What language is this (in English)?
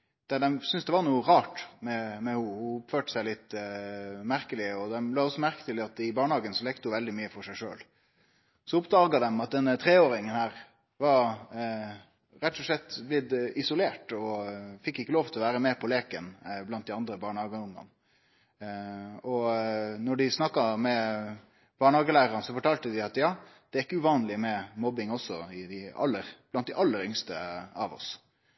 Norwegian Nynorsk